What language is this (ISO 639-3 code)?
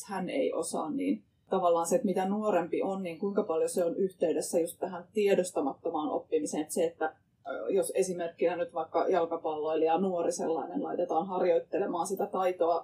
fin